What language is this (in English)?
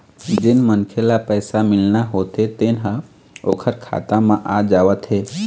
Chhattisgarhi